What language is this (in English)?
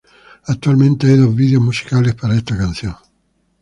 Spanish